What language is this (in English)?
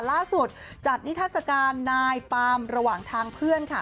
Thai